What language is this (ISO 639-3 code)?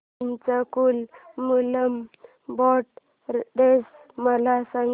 mar